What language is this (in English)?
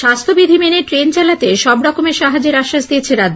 Bangla